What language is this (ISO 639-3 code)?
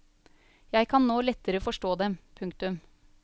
nor